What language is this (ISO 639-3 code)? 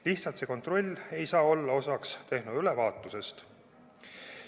est